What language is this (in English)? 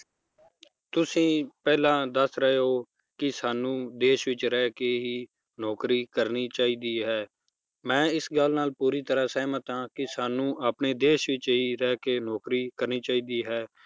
Punjabi